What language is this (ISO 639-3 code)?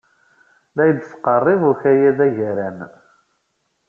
kab